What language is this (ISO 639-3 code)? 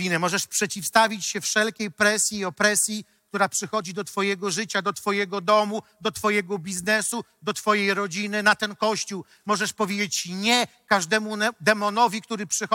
pol